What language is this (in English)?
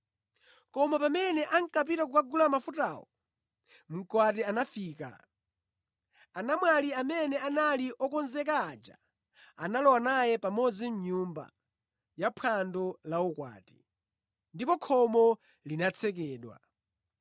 Nyanja